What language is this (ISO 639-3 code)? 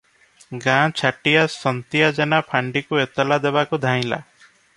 ori